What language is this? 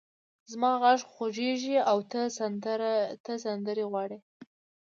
Pashto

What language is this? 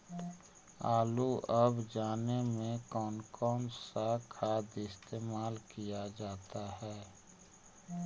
Magahi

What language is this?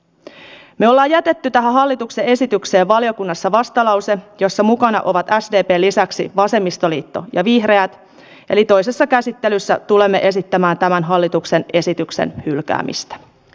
Finnish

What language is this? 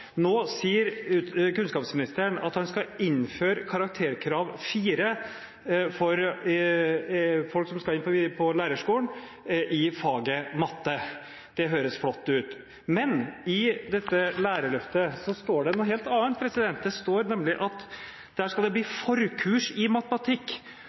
Norwegian Bokmål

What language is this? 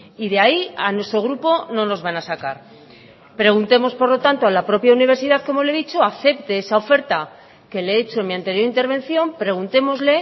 Spanish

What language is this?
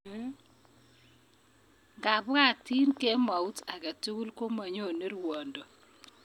Kalenjin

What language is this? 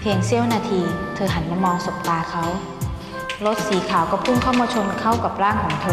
Thai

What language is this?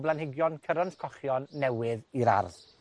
Welsh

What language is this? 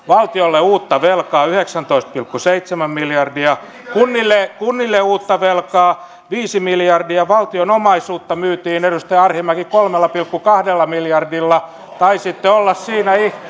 Finnish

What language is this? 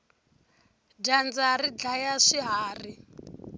Tsonga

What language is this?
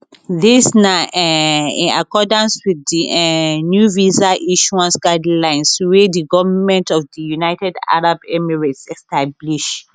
Nigerian Pidgin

